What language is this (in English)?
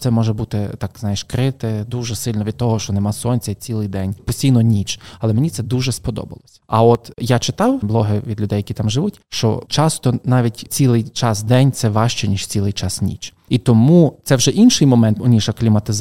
Ukrainian